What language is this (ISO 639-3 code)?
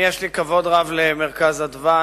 heb